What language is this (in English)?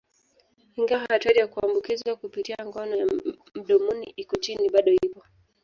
Swahili